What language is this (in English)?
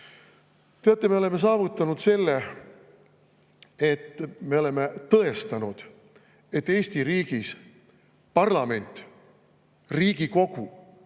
Estonian